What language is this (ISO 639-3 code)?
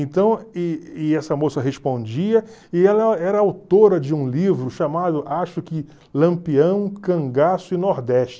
por